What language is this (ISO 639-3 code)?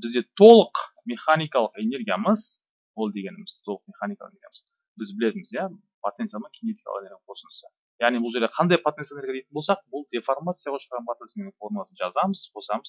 tur